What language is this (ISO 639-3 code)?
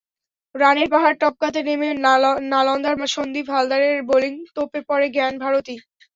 ben